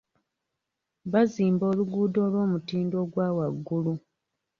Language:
Ganda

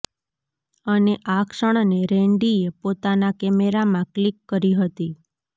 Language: Gujarati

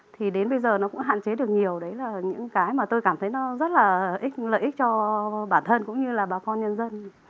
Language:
Vietnamese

